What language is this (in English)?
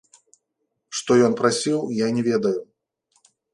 Belarusian